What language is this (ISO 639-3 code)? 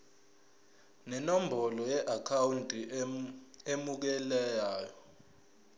zul